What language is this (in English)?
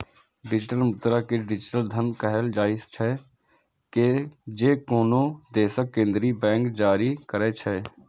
Maithili